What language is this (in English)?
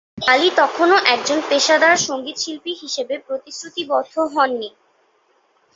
Bangla